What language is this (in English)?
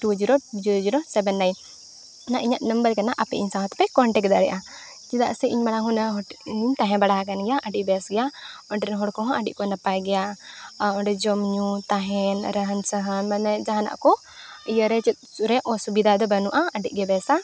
Santali